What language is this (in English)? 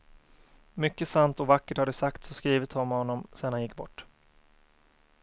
Swedish